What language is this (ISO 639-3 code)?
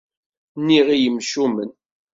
kab